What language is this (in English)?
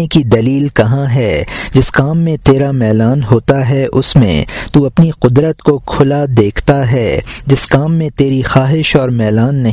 Urdu